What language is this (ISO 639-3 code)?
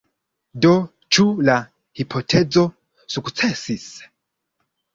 epo